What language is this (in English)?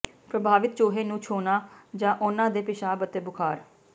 Punjabi